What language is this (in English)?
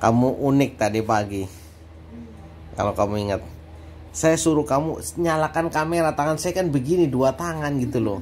Indonesian